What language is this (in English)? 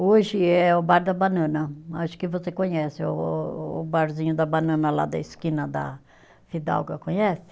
Portuguese